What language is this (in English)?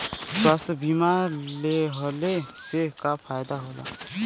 Bhojpuri